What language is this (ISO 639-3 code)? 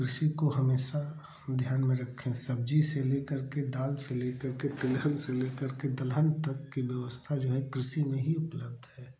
hin